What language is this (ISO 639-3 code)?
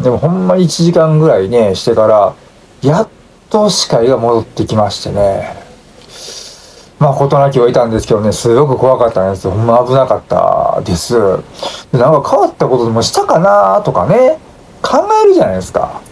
jpn